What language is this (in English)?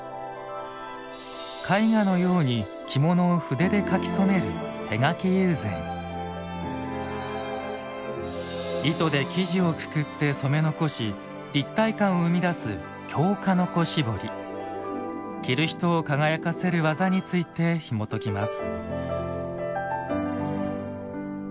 Japanese